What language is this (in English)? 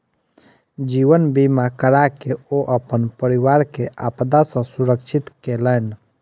Maithili